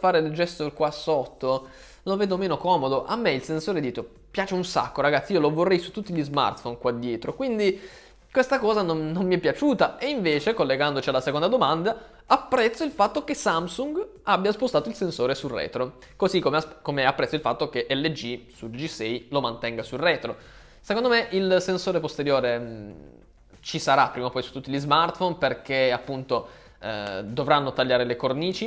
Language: Italian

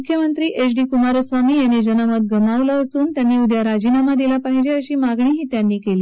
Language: Marathi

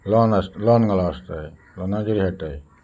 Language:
Konkani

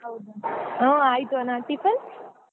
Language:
Kannada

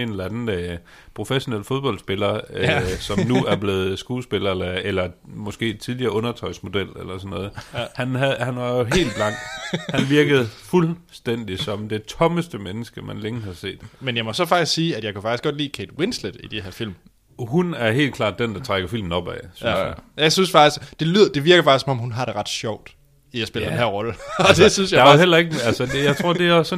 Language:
Danish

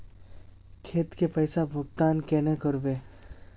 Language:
Magahi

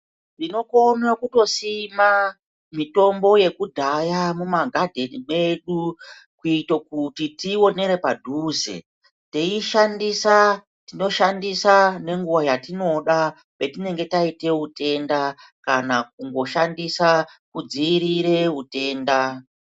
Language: Ndau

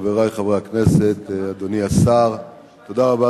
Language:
Hebrew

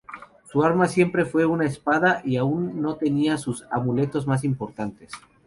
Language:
Spanish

